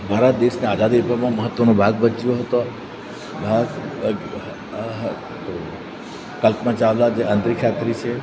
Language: Gujarati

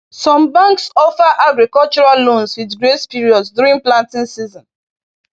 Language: Igbo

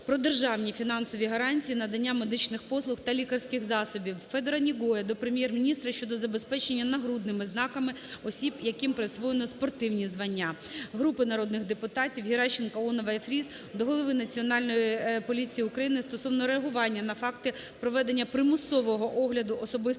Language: Ukrainian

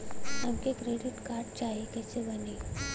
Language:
Bhojpuri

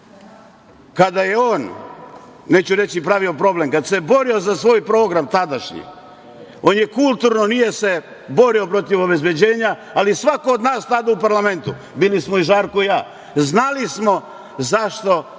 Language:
Serbian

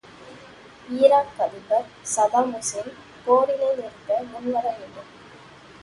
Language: Tamil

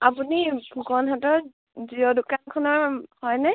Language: Assamese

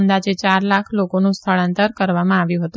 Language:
Gujarati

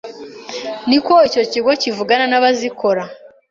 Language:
Kinyarwanda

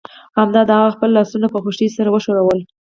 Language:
Pashto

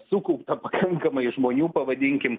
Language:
Lithuanian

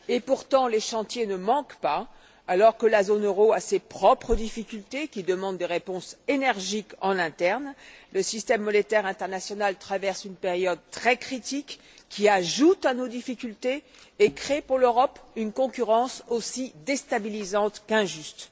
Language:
French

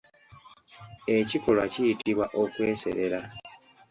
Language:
Ganda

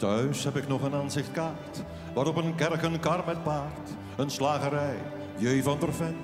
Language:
Dutch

